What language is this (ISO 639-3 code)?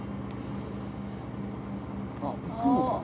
jpn